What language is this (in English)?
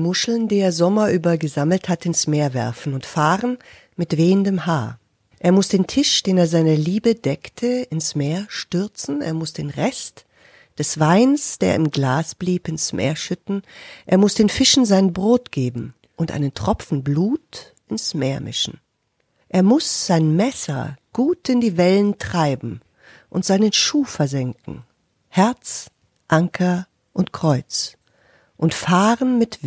German